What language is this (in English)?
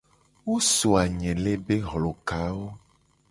Gen